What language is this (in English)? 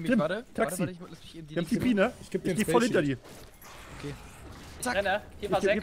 German